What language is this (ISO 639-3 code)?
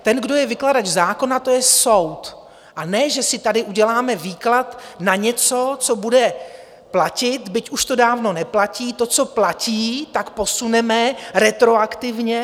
ces